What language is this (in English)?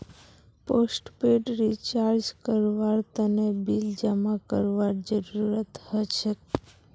Magahi